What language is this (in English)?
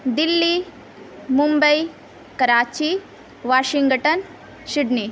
Urdu